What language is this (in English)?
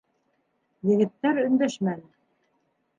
Bashkir